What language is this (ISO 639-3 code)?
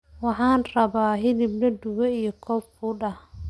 som